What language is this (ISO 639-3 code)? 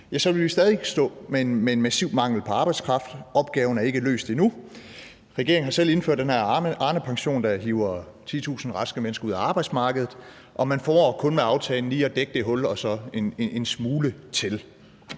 dan